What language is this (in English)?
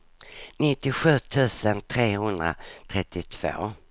Swedish